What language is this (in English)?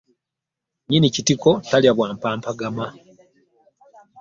Ganda